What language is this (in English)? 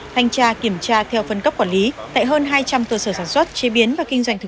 Vietnamese